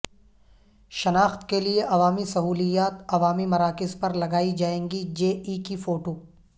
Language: Urdu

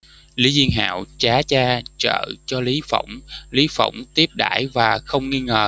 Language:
Vietnamese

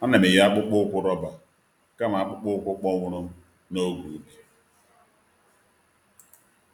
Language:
Igbo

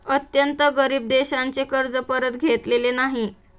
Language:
Marathi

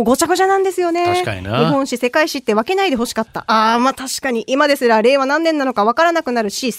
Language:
Japanese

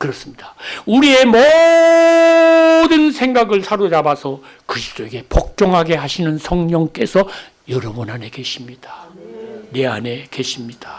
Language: Korean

